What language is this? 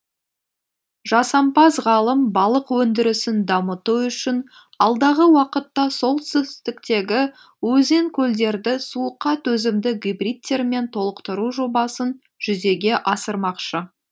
Kazakh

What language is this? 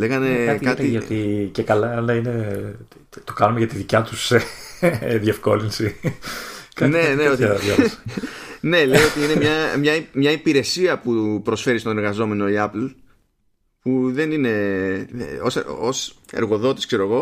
Greek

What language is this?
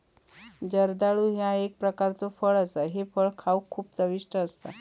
Marathi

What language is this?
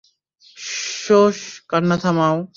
Bangla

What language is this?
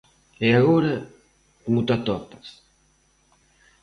Galician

